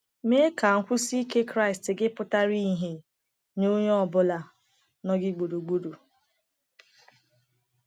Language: Igbo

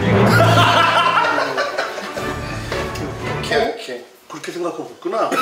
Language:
Korean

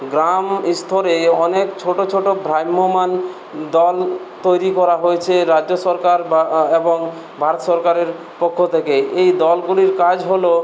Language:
Bangla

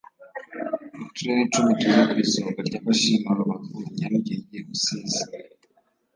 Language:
Kinyarwanda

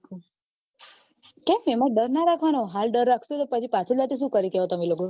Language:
Gujarati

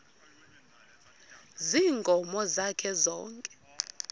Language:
Xhosa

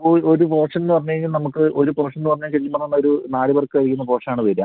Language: Malayalam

